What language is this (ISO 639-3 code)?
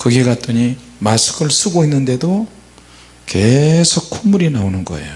kor